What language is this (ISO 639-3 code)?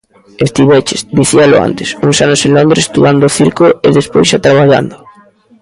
glg